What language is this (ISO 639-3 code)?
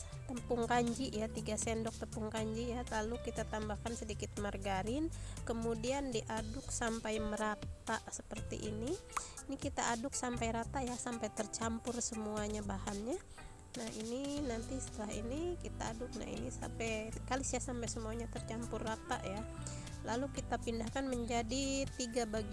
ind